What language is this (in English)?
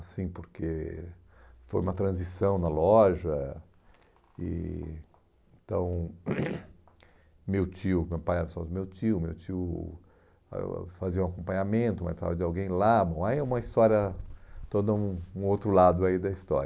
Portuguese